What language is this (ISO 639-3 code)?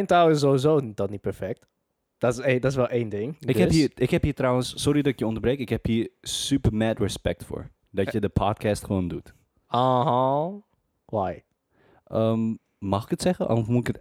nld